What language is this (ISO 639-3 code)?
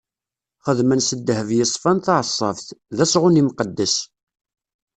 kab